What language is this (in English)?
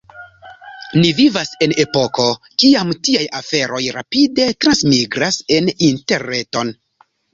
Esperanto